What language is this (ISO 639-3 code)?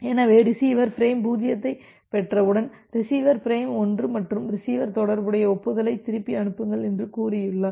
tam